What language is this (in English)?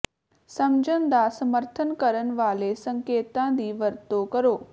Punjabi